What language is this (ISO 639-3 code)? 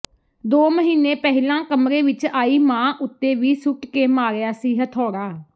pan